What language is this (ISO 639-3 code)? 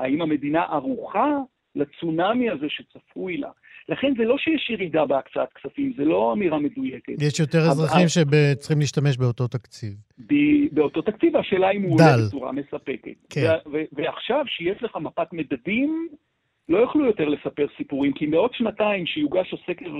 heb